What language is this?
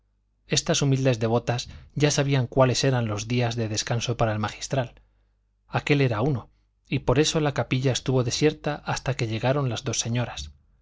Spanish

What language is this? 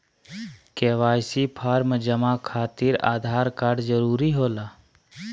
Magahi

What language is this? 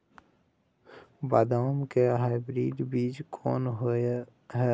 Maithili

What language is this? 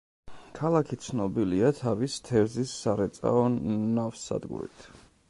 Georgian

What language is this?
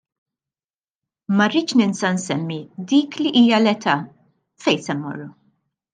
Maltese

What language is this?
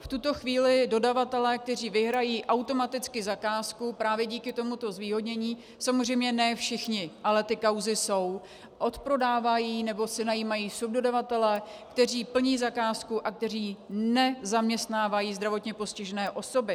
Czech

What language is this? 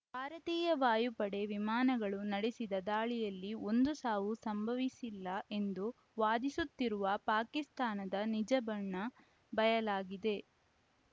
Kannada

